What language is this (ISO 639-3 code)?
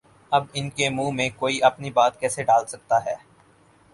urd